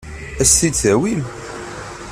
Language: Kabyle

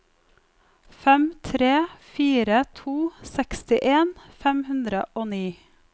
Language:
Norwegian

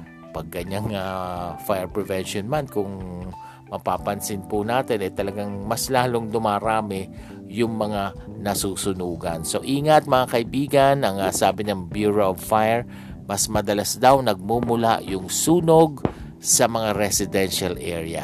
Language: Filipino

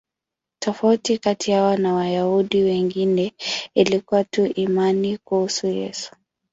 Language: Swahili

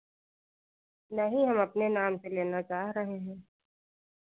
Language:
Hindi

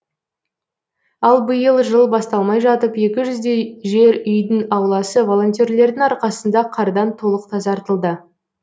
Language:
Kazakh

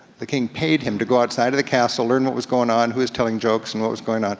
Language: English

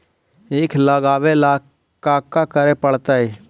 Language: Magahi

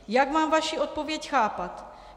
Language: Czech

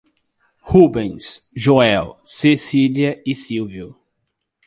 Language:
Portuguese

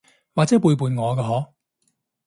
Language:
Cantonese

